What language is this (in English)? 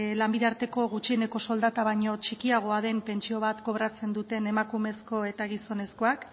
Basque